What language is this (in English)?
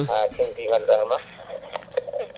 Fula